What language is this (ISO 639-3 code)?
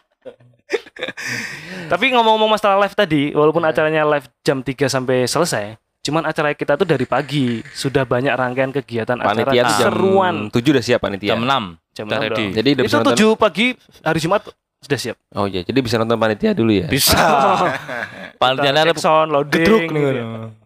ind